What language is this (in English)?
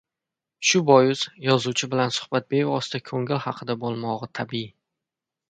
Uzbek